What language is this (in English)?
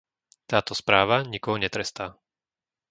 Slovak